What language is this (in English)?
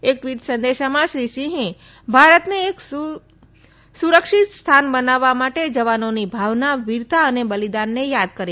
Gujarati